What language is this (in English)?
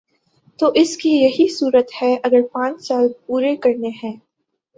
Urdu